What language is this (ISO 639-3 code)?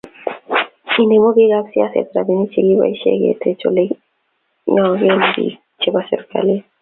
kln